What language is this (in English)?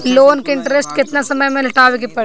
Bhojpuri